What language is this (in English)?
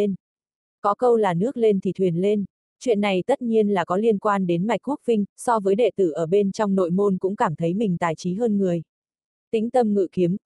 Vietnamese